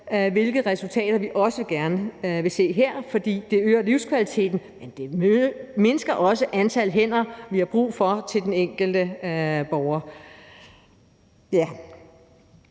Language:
Danish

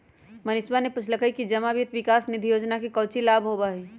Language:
Magahi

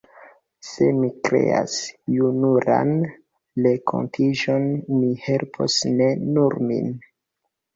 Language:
Esperanto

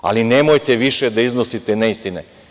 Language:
Serbian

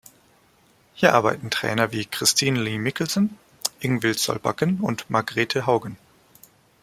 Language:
German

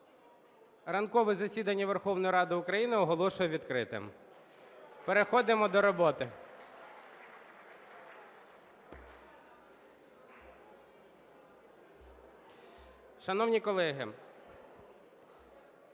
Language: Ukrainian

